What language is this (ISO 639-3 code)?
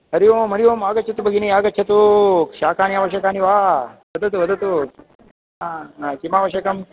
san